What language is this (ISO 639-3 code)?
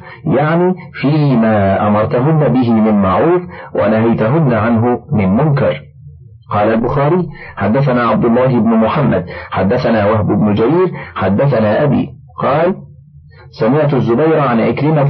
ara